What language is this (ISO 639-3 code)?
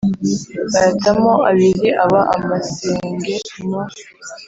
kin